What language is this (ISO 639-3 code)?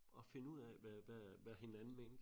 dan